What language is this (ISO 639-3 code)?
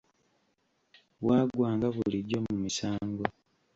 lug